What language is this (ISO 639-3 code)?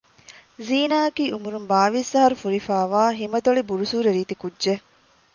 div